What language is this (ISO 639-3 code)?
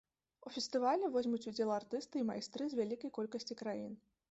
bel